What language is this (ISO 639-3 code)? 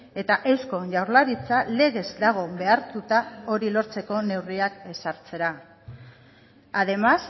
eus